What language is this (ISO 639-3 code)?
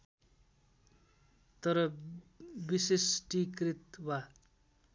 nep